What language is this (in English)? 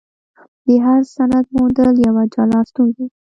Pashto